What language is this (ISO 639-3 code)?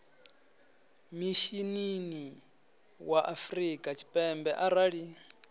ven